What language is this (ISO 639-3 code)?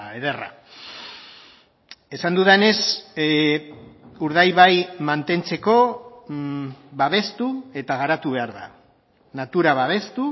eus